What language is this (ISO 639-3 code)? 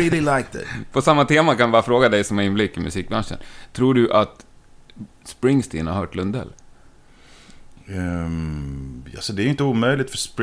swe